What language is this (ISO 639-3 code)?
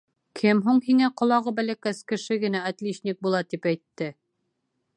bak